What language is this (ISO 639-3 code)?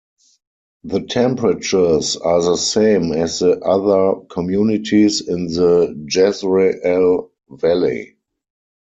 eng